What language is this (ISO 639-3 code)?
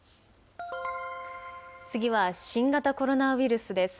jpn